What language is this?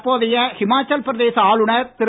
Tamil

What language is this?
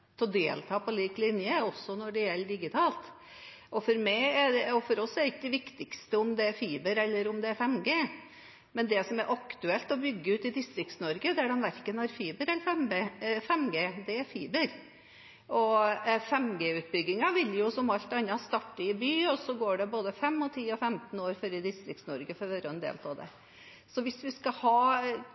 Norwegian Bokmål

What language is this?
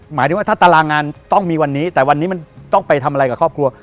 Thai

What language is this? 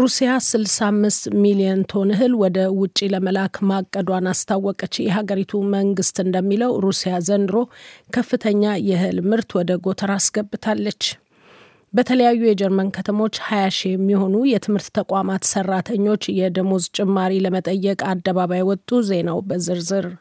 Amharic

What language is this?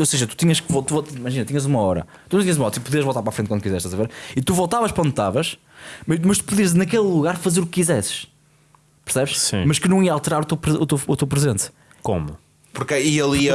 Portuguese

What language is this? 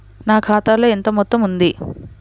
Telugu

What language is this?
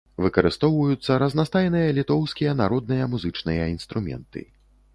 Belarusian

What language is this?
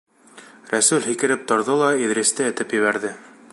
Bashkir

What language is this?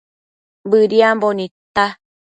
Matsés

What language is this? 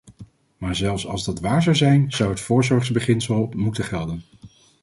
Dutch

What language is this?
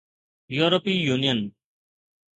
Sindhi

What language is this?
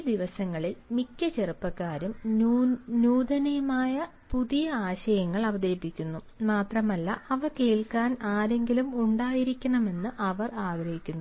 Malayalam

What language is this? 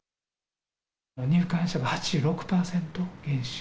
Japanese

